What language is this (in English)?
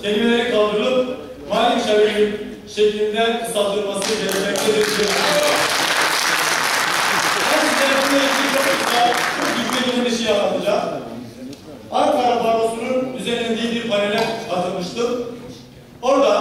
Turkish